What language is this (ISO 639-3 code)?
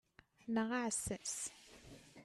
kab